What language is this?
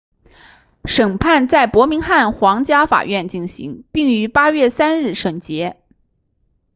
Chinese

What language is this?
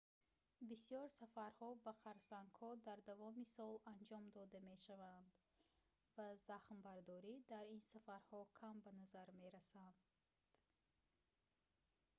Tajik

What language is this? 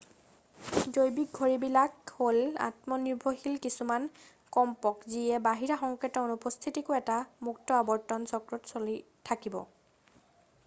Assamese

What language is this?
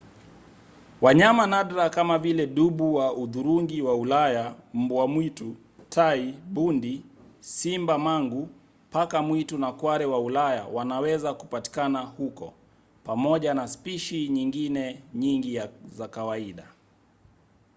Swahili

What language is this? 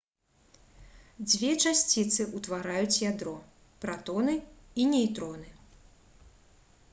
Belarusian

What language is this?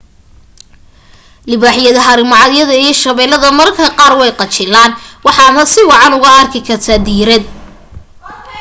Somali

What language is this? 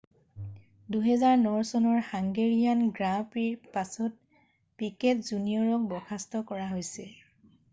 Assamese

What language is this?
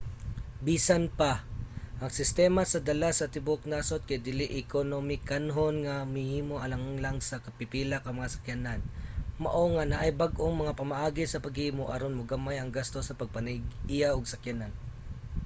Cebuano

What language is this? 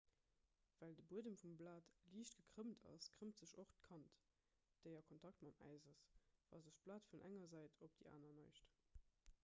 Luxembourgish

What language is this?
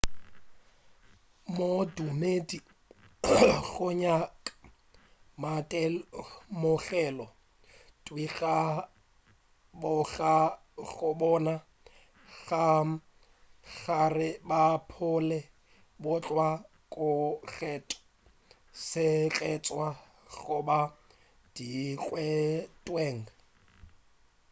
Northern Sotho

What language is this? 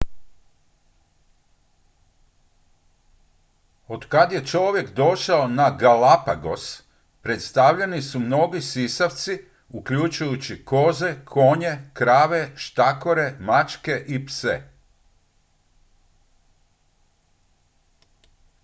Croatian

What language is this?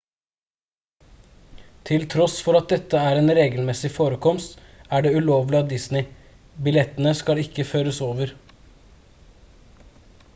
Norwegian Bokmål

